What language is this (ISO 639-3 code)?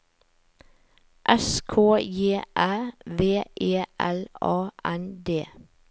nor